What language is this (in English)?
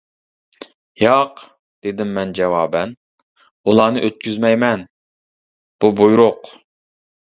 Uyghur